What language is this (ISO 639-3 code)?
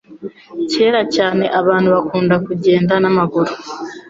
kin